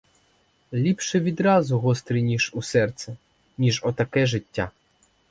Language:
Ukrainian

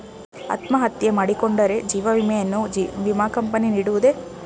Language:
Kannada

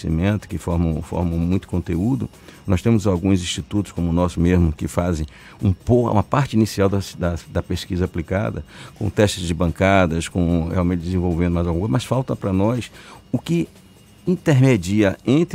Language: Portuguese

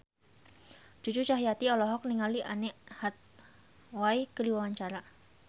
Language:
Sundanese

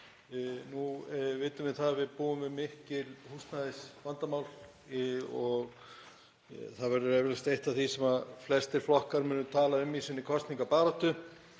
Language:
Icelandic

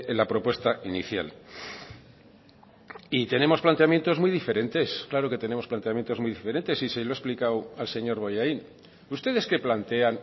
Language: Spanish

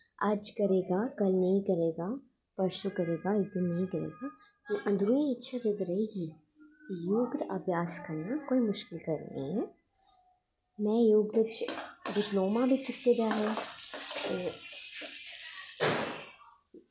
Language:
Dogri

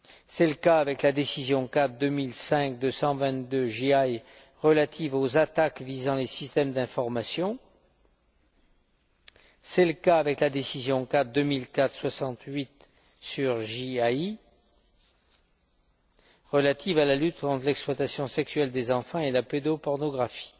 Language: French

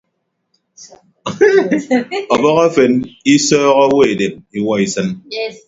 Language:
Ibibio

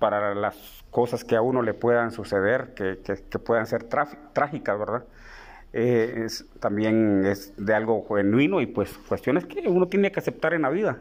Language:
Spanish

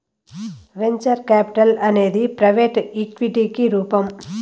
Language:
Telugu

